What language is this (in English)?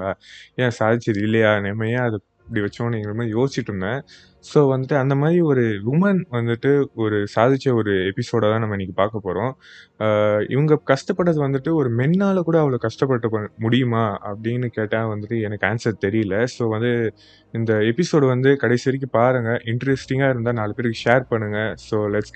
Tamil